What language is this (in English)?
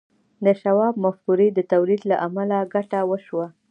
Pashto